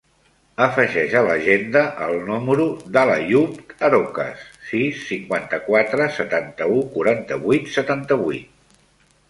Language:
Catalan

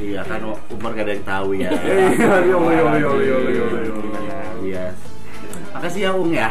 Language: Indonesian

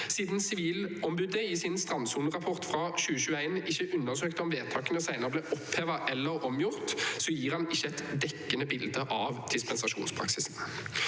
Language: Norwegian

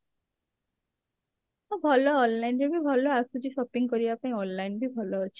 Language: Odia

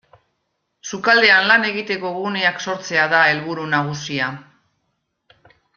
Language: Basque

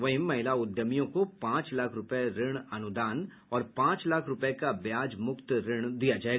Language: Hindi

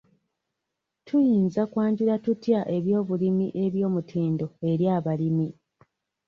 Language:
Ganda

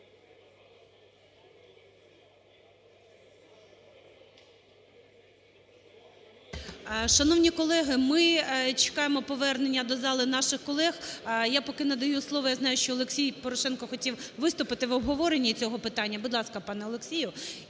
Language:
Ukrainian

